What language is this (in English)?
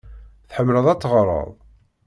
Kabyle